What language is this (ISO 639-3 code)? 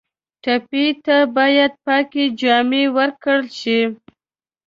pus